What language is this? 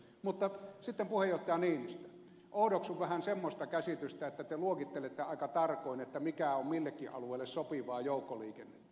Finnish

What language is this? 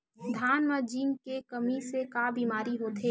Chhattisgarhi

